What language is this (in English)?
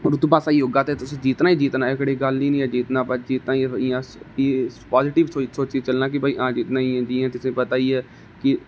Dogri